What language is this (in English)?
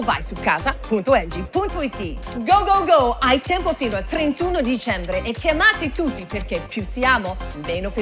Italian